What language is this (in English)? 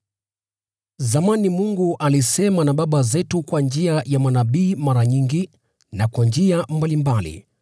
Swahili